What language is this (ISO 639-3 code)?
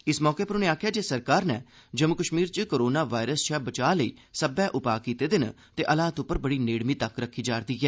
doi